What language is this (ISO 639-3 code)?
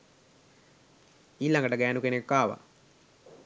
sin